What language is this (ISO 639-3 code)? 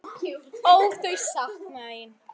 isl